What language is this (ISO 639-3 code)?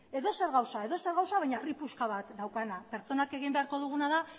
eus